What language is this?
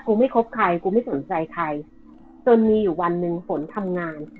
Thai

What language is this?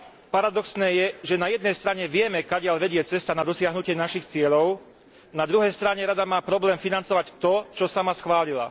Slovak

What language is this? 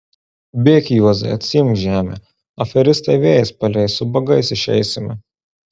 Lithuanian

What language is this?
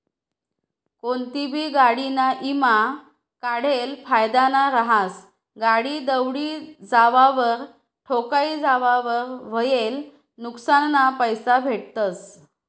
Marathi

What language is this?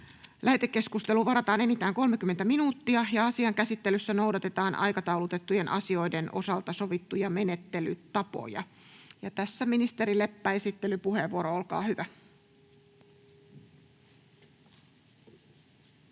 Finnish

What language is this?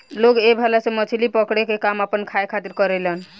Bhojpuri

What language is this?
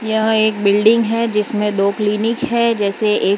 Hindi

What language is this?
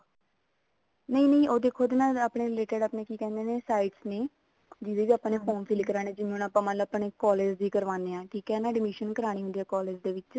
Punjabi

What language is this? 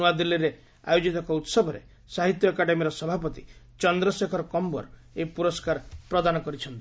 Odia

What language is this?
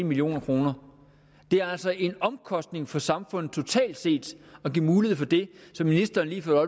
Danish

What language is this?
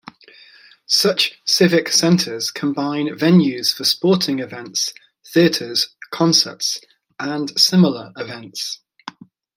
English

